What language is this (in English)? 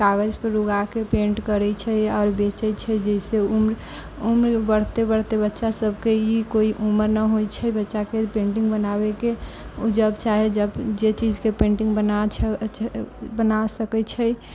Maithili